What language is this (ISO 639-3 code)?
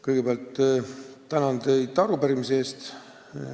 est